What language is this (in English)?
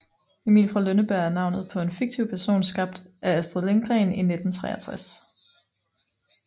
Danish